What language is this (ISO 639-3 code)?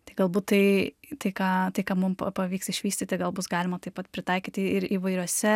lit